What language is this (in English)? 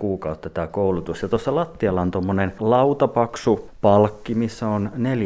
Finnish